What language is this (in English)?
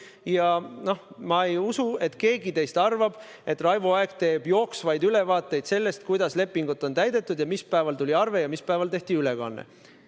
Estonian